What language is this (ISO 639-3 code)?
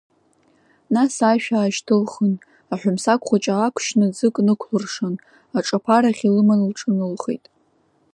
abk